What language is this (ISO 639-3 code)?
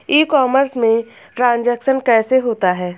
hin